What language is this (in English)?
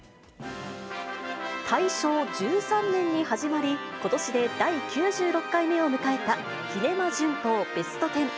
Japanese